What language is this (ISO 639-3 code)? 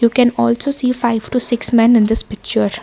eng